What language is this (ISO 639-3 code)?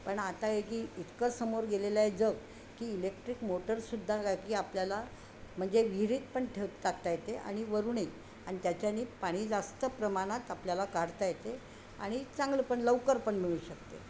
mar